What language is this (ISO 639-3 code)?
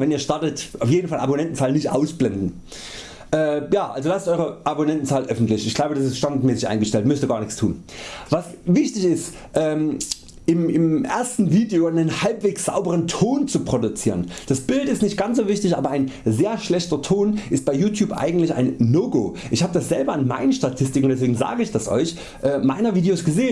deu